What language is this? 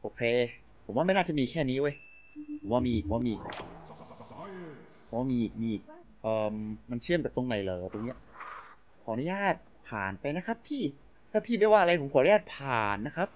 Thai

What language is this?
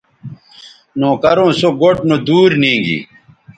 Bateri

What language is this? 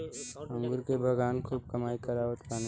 Bhojpuri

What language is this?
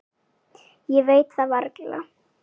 Icelandic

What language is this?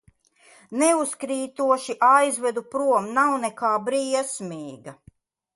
Latvian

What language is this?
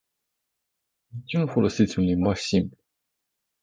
Romanian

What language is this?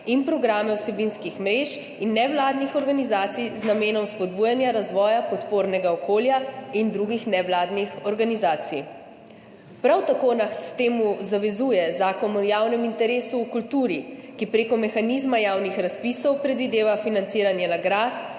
Slovenian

